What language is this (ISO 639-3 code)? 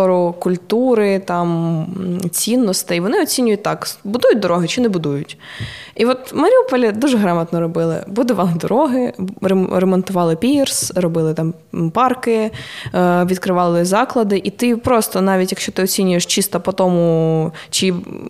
ukr